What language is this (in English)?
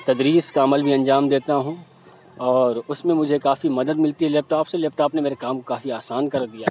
Urdu